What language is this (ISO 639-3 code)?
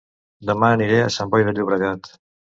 cat